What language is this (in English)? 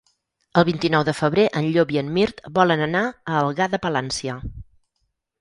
Catalan